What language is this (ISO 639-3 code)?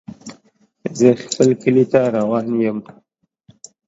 pus